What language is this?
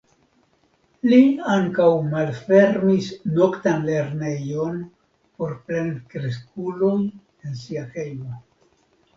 Esperanto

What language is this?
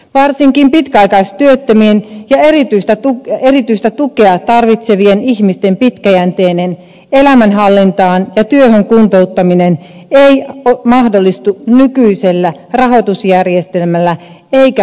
Finnish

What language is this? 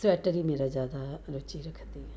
Punjabi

